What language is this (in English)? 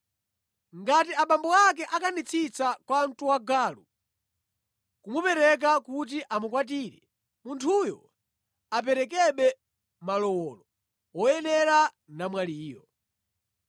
Nyanja